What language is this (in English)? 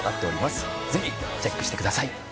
Japanese